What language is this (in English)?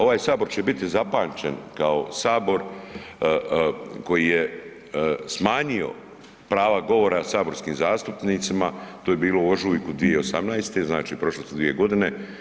Croatian